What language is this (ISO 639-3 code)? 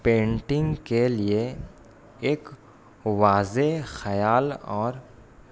urd